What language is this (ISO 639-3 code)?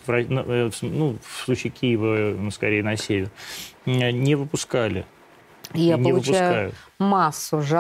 rus